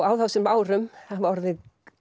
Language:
Icelandic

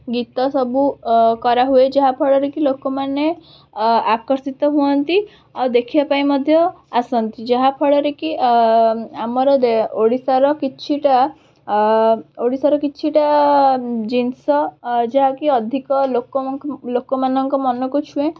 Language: Odia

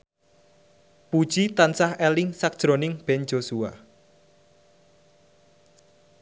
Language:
Javanese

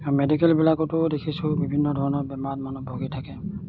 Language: Assamese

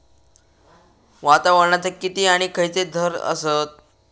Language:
Marathi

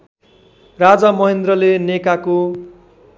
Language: Nepali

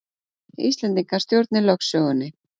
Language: Icelandic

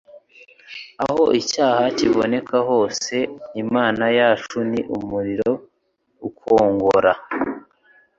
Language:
Kinyarwanda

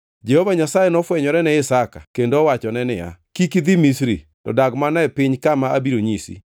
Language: Luo (Kenya and Tanzania)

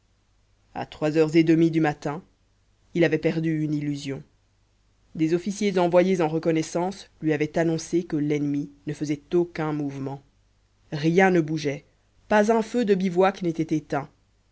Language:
French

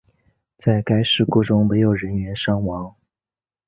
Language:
Chinese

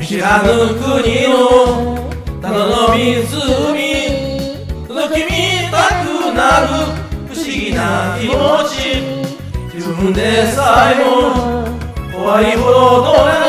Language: Japanese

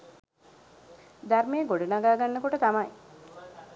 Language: Sinhala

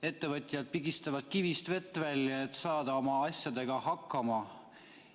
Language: Estonian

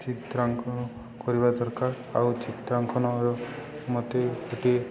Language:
Odia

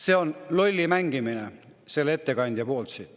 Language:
Estonian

